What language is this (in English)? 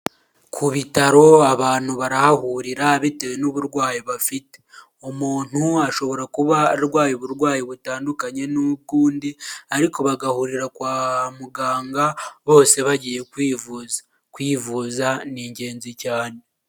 Kinyarwanda